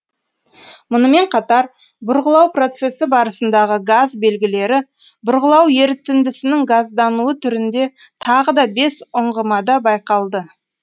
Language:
Kazakh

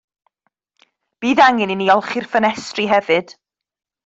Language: Welsh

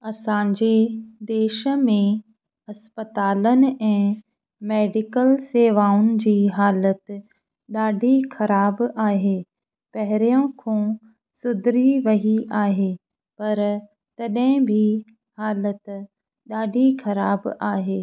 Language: Sindhi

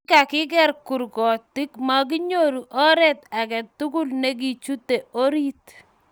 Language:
Kalenjin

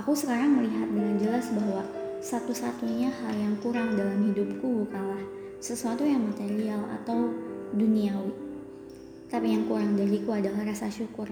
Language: Indonesian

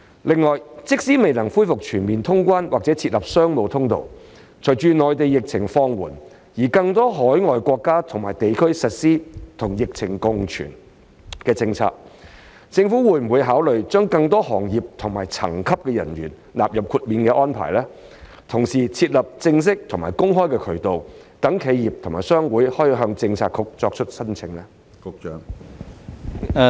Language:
Cantonese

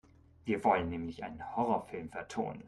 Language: German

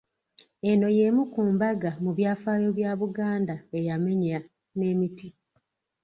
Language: Ganda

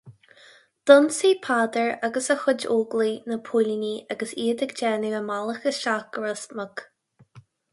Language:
Irish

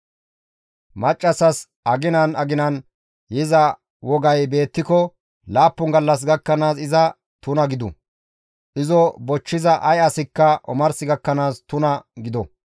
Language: Gamo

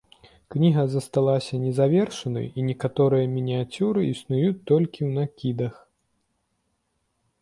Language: Belarusian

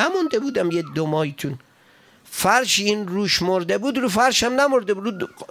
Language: Persian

